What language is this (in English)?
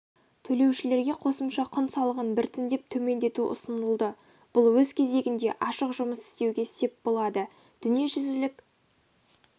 Kazakh